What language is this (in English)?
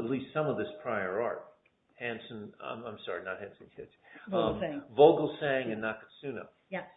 English